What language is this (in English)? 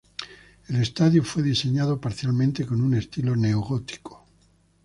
Spanish